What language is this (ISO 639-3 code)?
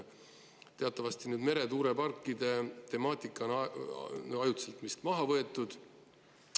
est